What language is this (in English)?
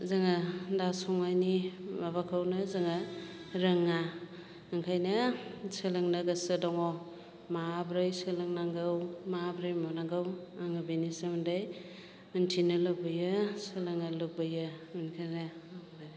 Bodo